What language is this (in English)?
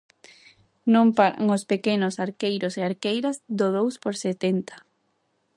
Galician